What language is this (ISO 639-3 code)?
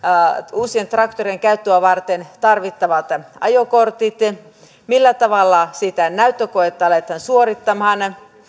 fin